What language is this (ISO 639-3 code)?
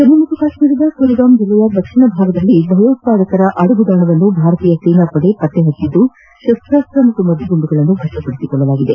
kan